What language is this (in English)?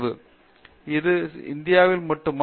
Tamil